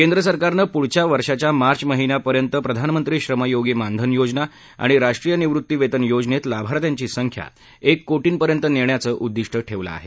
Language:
Marathi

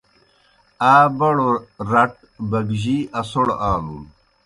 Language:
Kohistani Shina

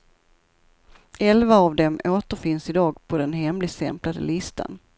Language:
Swedish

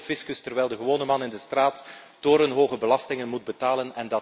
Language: Dutch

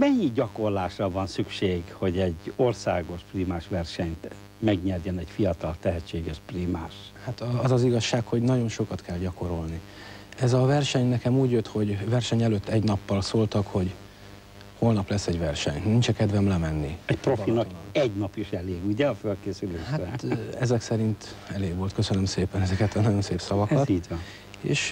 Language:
Hungarian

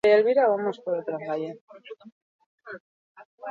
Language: Basque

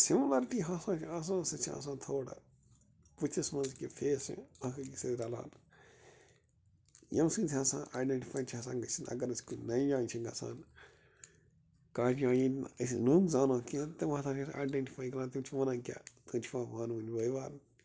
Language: Kashmiri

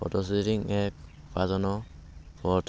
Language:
Assamese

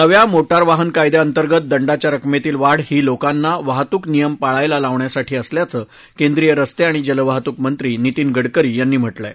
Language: Marathi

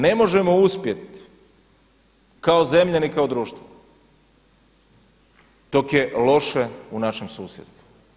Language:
Croatian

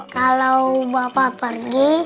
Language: Indonesian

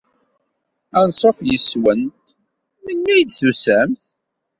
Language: Kabyle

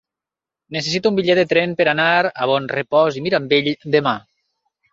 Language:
Catalan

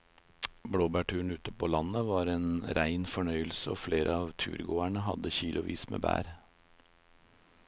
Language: Norwegian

